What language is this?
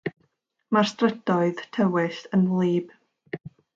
Welsh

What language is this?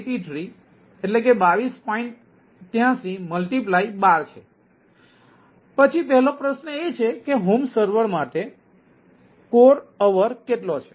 Gujarati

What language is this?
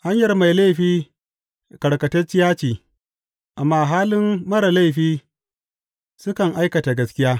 Hausa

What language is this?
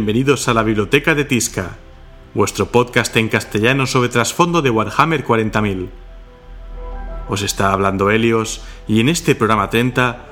Spanish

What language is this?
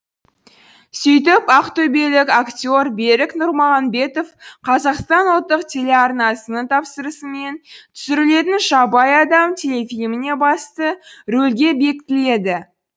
Kazakh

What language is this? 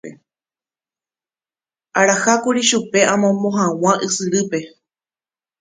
Guarani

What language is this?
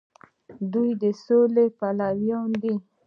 Pashto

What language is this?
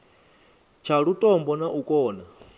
Venda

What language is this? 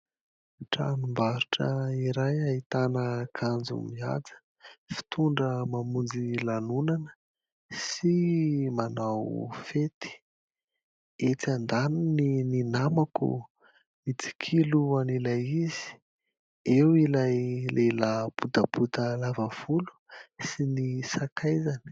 Malagasy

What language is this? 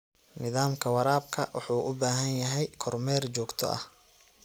Somali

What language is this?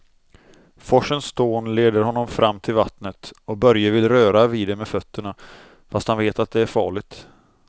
Swedish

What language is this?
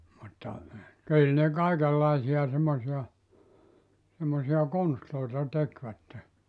Finnish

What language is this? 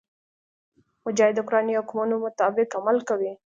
Pashto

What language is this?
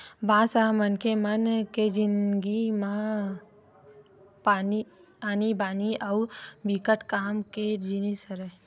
Chhattisgarhi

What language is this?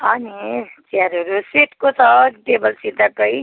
Nepali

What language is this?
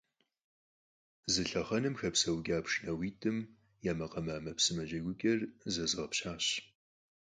Kabardian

